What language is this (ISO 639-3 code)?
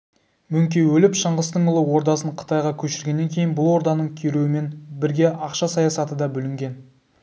kaz